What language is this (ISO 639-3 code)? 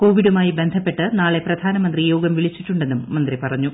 mal